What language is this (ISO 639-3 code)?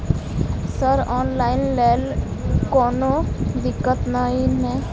mai